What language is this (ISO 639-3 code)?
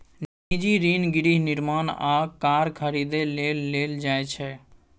mai